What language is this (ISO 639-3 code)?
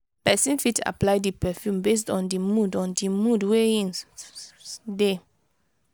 pcm